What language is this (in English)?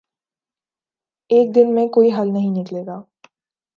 Urdu